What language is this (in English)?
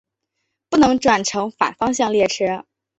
Chinese